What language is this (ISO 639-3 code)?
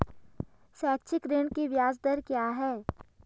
hin